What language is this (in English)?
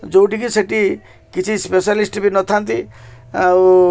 Odia